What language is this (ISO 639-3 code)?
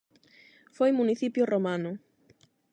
glg